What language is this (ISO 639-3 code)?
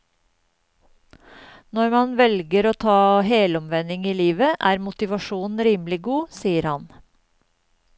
nor